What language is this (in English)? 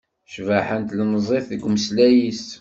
Kabyle